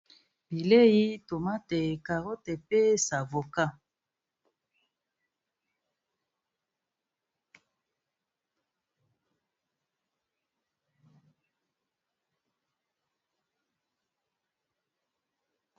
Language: Lingala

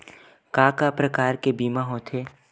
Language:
Chhattisgarhi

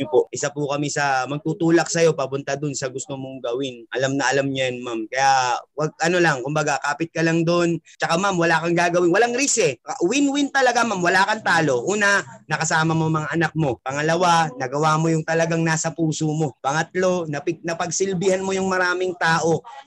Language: Filipino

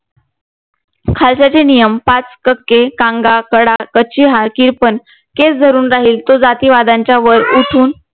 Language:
Marathi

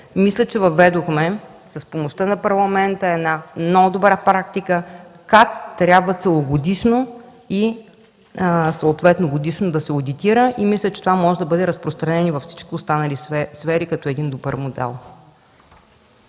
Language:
Bulgarian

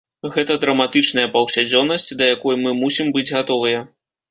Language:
Belarusian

